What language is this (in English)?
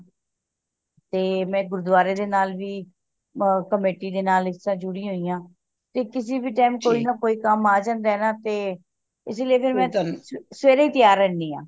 Punjabi